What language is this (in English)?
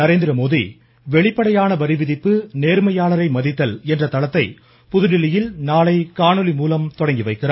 Tamil